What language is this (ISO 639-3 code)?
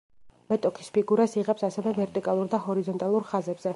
kat